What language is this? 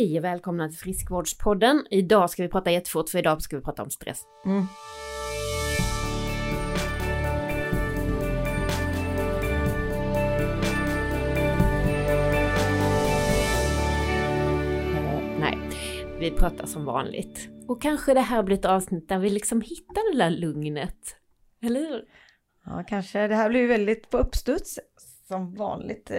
Swedish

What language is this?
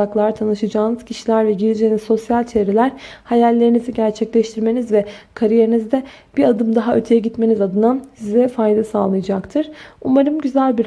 Turkish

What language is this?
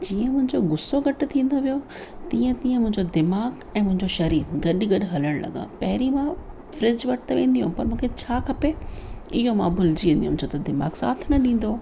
Sindhi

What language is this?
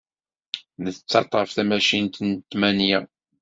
Kabyle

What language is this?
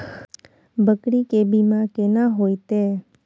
Maithili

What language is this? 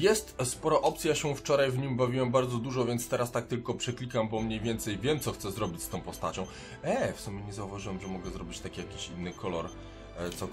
Polish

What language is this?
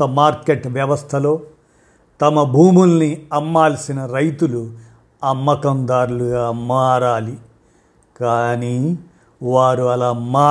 Telugu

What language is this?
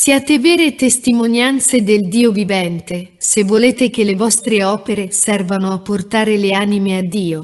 Italian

